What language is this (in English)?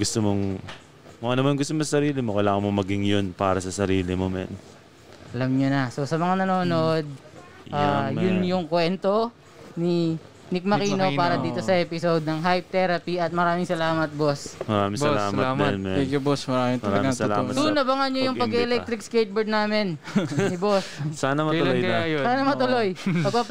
Filipino